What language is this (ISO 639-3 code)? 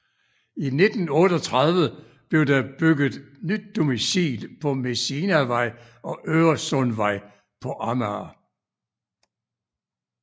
dan